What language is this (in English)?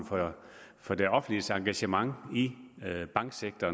Danish